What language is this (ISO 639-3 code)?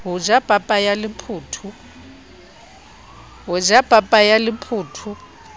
sot